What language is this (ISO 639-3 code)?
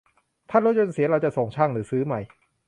tha